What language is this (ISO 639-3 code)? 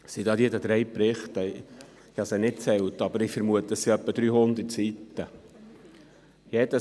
gsw